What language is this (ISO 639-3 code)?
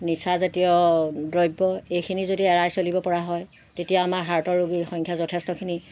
asm